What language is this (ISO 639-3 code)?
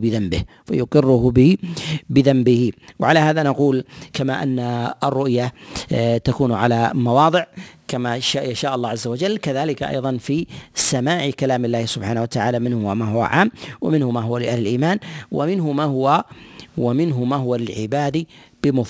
ara